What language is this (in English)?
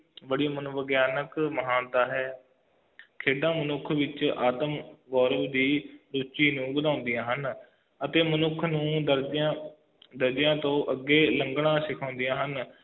Punjabi